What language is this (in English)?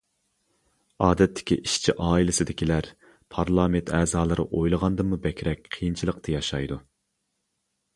Uyghur